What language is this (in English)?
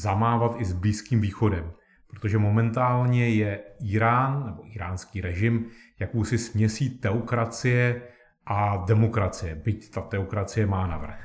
Czech